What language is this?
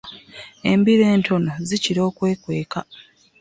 Ganda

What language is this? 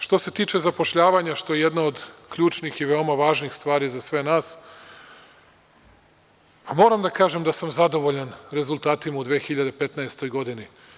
Serbian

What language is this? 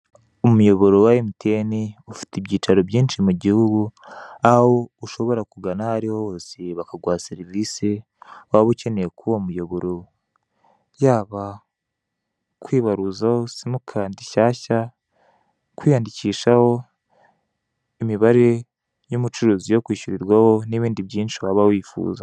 Kinyarwanda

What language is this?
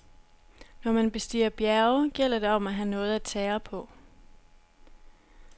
Danish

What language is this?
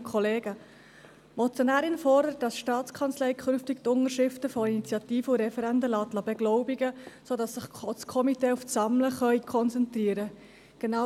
Swiss German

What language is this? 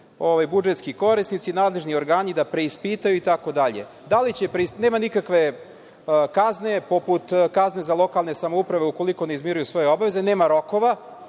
Serbian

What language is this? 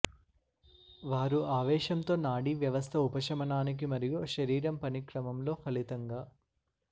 Telugu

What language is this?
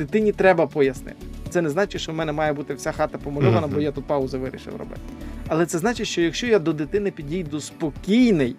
Ukrainian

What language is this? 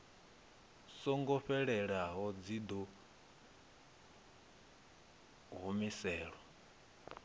Venda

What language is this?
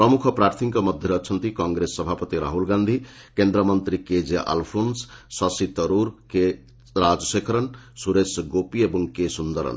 Odia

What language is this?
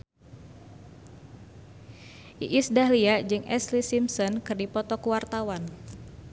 Sundanese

